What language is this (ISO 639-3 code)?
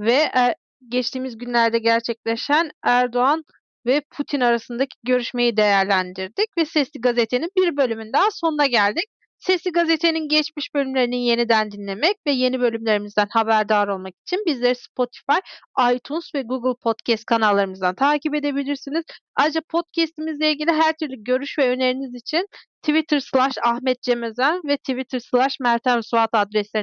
tur